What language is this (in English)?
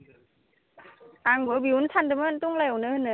Bodo